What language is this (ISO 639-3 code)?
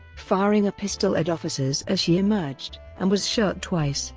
eng